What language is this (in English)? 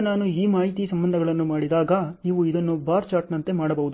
Kannada